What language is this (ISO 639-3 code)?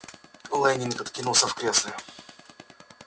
rus